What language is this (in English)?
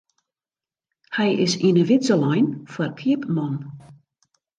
Western Frisian